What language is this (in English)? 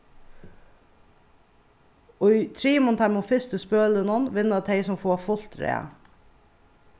Faroese